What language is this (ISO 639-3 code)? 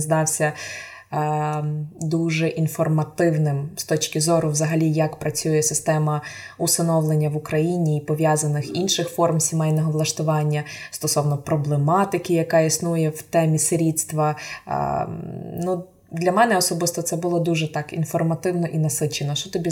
ukr